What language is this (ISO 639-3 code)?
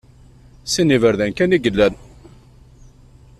kab